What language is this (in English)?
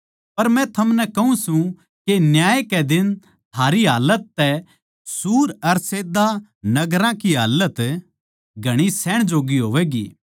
Haryanvi